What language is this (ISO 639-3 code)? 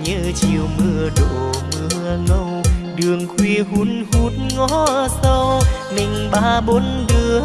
vie